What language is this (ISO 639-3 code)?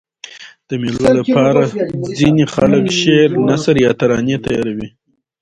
pus